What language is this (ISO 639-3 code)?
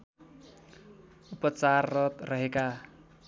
nep